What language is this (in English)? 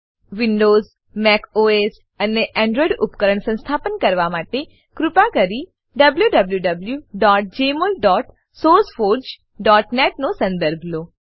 Gujarati